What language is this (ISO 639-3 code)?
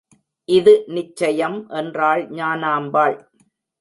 tam